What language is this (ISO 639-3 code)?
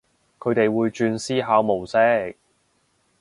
yue